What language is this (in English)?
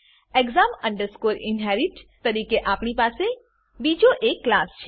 Gujarati